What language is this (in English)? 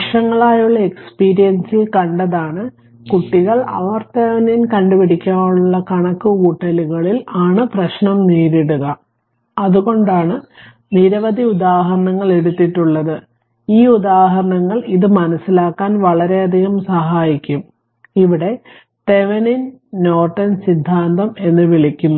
Malayalam